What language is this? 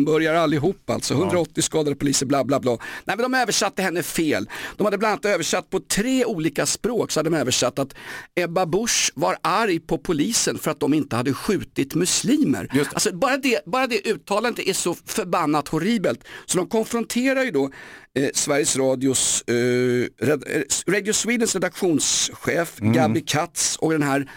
Swedish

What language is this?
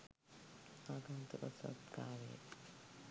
Sinhala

